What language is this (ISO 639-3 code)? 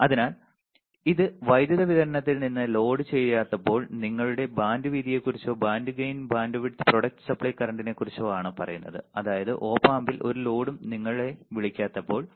mal